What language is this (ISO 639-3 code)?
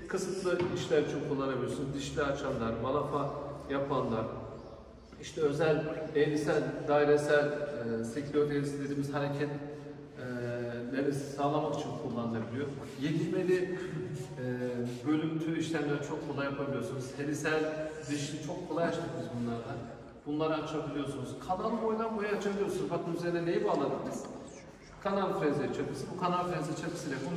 tur